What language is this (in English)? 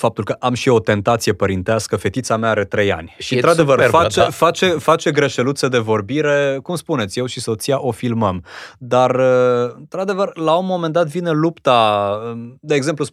Romanian